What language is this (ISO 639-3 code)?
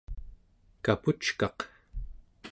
esu